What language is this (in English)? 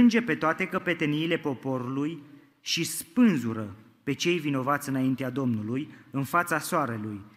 Romanian